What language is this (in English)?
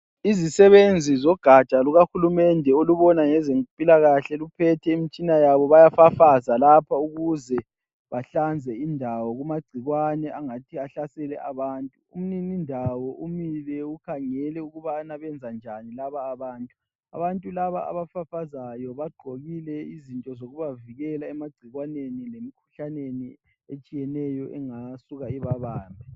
North Ndebele